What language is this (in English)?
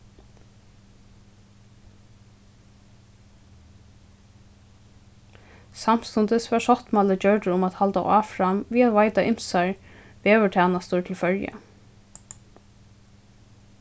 Faroese